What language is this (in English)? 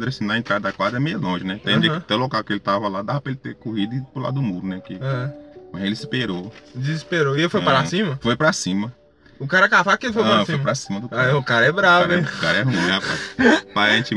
Portuguese